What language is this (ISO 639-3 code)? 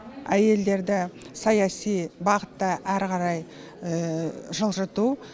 kaz